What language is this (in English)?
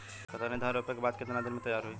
Bhojpuri